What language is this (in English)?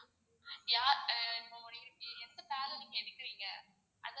Tamil